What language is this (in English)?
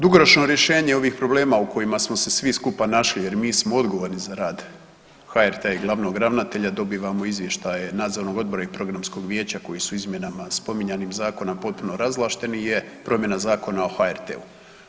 Croatian